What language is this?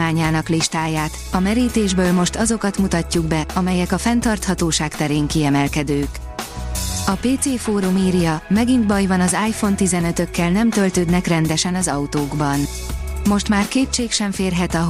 Hungarian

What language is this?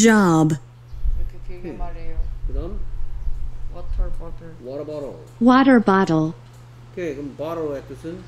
Korean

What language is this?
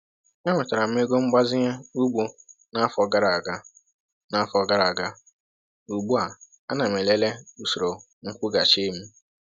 Igbo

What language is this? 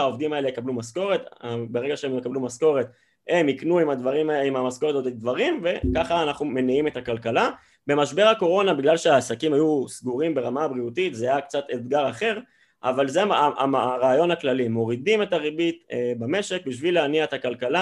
Hebrew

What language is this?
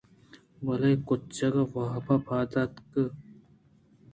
Eastern Balochi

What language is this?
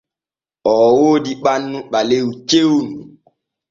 Borgu Fulfulde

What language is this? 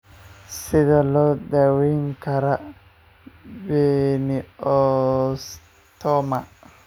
Somali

